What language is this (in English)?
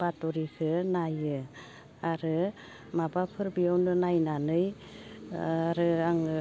Bodo